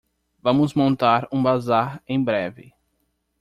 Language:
Portuguese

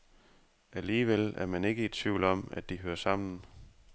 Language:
Danish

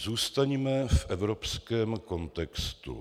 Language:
Czech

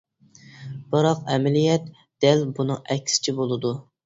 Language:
Uyghur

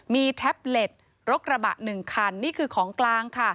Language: Thai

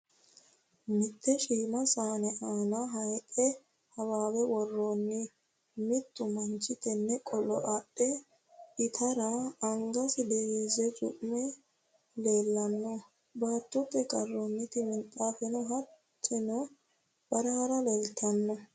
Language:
Sidamo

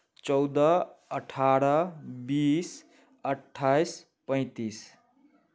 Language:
Maithili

